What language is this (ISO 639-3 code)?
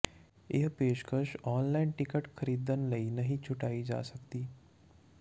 pan